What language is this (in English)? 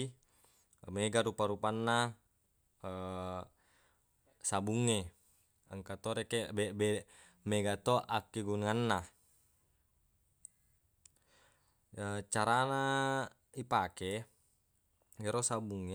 Buginese